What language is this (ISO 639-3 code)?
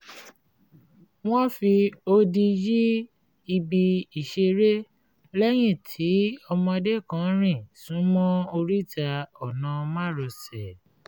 yor